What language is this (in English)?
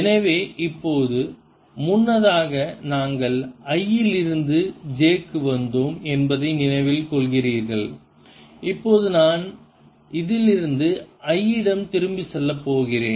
Tamil